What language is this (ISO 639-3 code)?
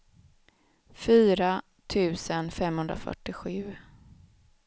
swe